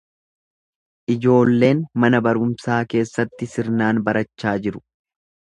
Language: Oromo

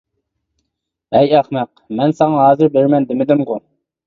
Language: Uyghur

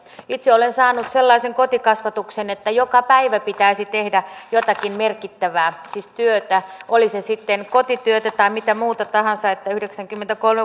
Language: Finnish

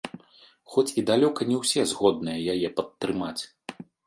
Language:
Belarusian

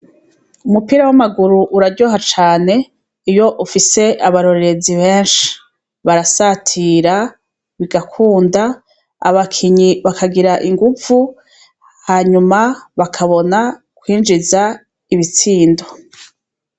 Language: Rundi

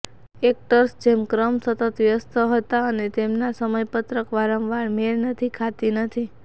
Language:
Gujarati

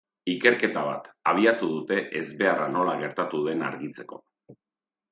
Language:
Basque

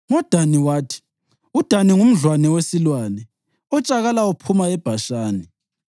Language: North Ndebele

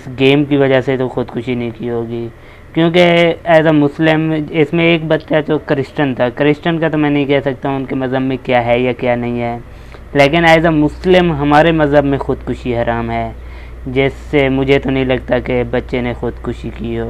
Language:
Urdu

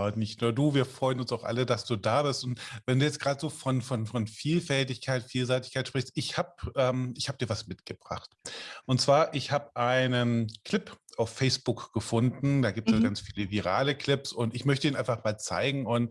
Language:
German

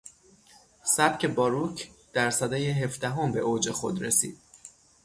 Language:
Persian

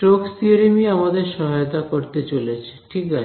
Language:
Bangla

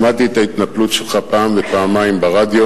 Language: Hebrew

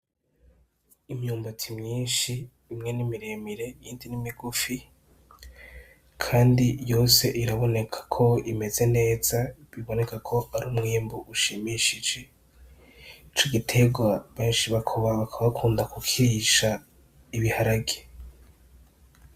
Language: Rundi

